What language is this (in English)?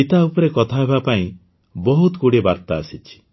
Odia